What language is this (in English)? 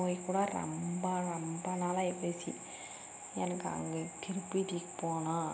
Tamil